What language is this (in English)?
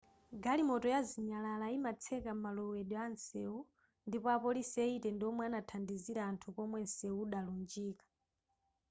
Nyanja